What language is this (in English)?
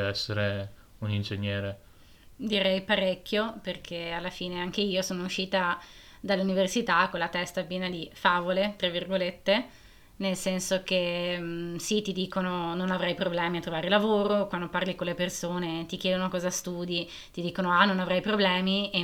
Italian